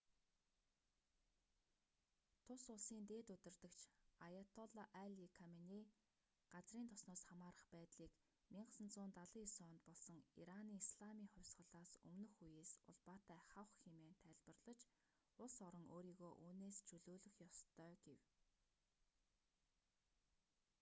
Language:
Mongolian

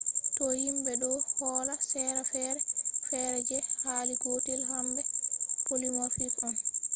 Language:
Fula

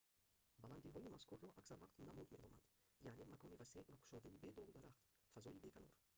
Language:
Tajik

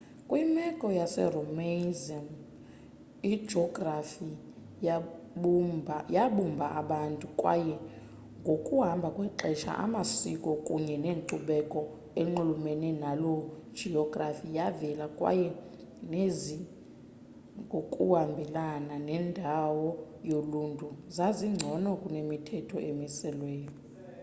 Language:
Xhosa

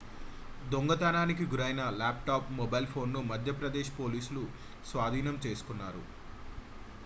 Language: Telugu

